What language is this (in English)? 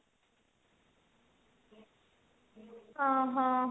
Odia